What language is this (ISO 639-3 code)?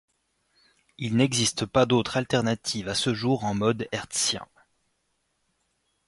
fra